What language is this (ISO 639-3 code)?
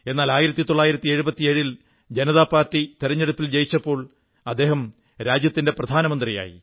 mal